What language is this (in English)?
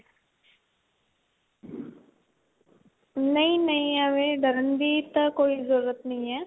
Punjabi